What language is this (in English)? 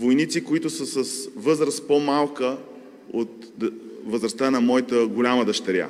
Bulgarian